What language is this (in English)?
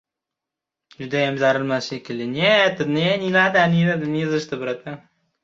Uzbek